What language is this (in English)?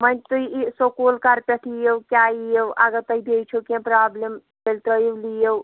Kashmiri